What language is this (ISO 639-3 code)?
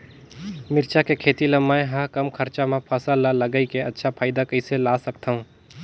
hne